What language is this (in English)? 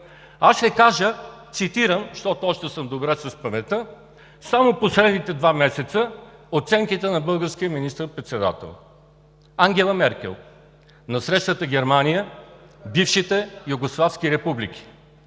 Bulgarian